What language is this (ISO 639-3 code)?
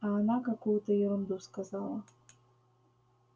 rus